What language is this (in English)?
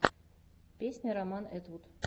Russian